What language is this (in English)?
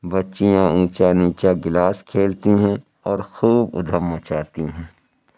Urdu